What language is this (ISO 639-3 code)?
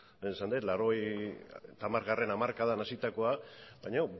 eus